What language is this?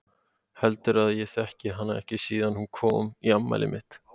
Icelandic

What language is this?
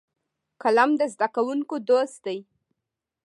Pashto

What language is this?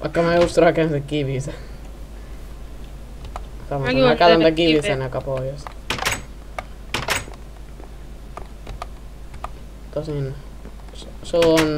Finnish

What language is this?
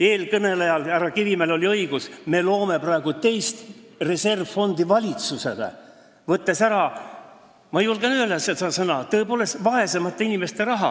Estonian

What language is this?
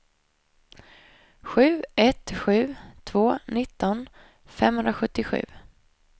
Swedish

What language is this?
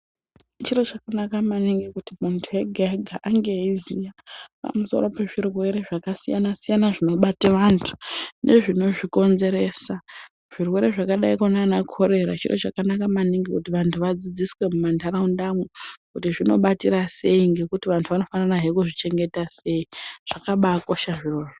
Ndau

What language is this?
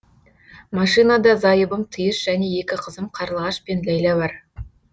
Kazakh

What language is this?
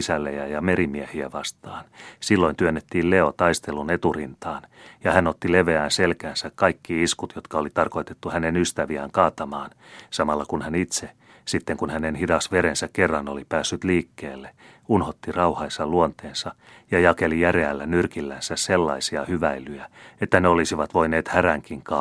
Finnish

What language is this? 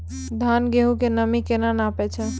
Maithili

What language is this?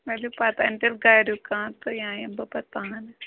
Kashmiri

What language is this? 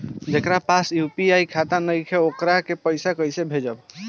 Bhojpuri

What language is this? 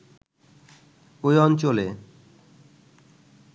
Bangla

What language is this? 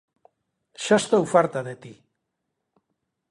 Galician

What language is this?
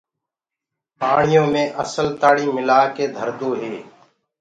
Gurgula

